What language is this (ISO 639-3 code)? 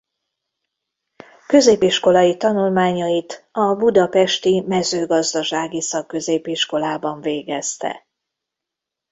hun